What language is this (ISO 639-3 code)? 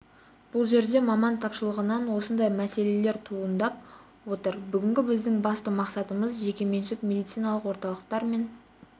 kaz